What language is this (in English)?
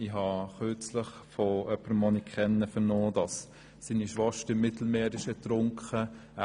Swiss German